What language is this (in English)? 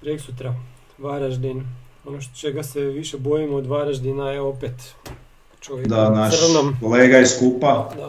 Croatian